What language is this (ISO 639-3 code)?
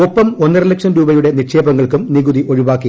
mal